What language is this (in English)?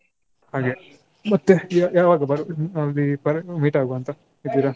Kannada